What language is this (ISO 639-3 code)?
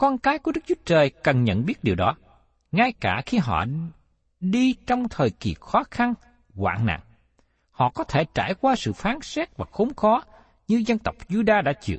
vie